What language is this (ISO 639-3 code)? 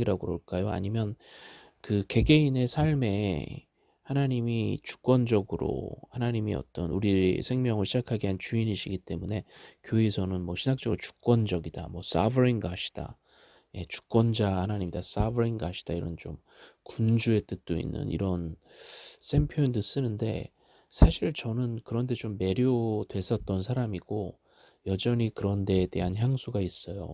kor